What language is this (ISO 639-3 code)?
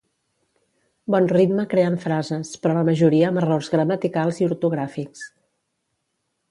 cat